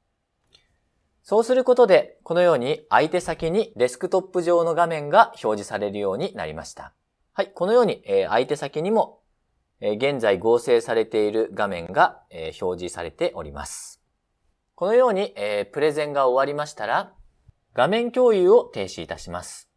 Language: Japanese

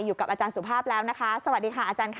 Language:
Thai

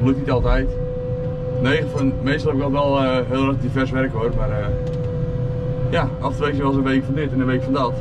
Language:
Dutch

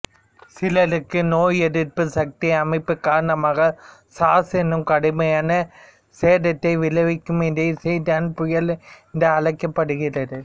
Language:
Tamil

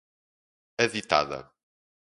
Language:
Portuguese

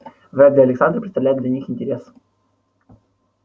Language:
Russian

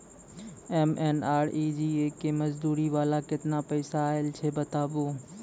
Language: Maithili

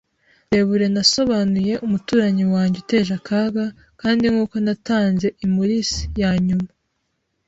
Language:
Kinyarwanda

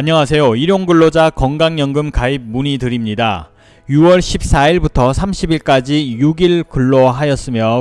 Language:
Korean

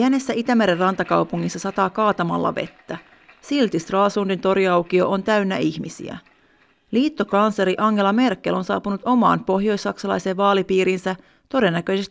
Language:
Finnish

